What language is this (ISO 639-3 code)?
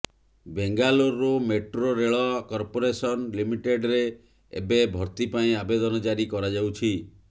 ori